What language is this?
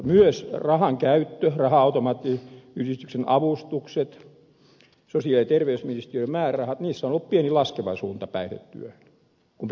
Finnish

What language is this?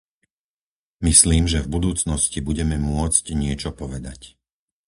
Slovak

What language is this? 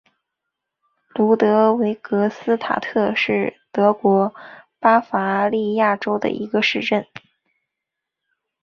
Chinese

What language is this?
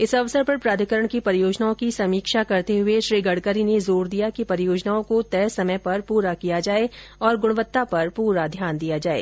Hindi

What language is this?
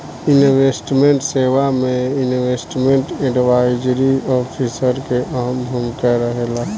Bhojpuri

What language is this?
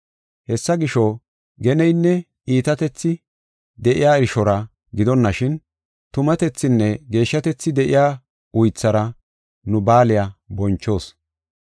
Gofa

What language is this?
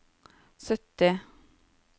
Norwegian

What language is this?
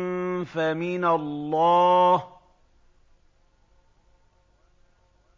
Arabic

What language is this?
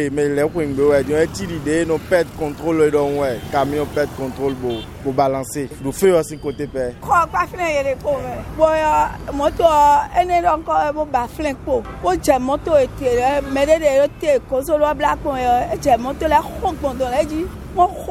French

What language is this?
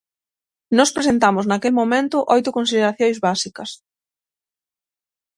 Galician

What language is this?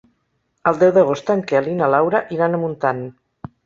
Catalan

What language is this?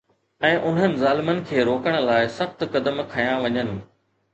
Sindhi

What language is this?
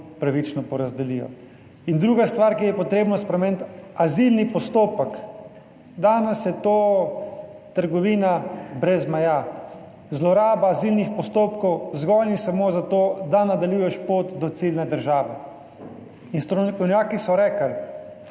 Slovenian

